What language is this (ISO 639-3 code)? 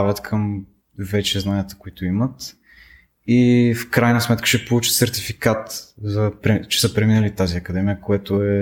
bul